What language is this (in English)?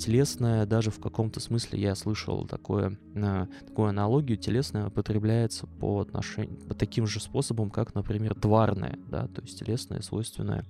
Russian